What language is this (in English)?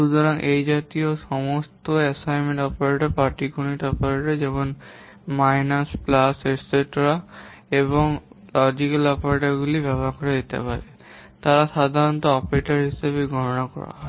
Bangla